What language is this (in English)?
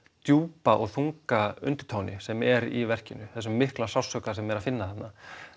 Icelandic